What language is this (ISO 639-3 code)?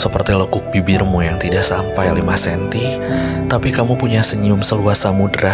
ind